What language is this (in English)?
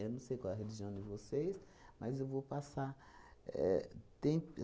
Portuguese